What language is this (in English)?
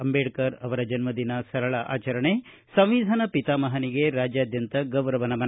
Kannada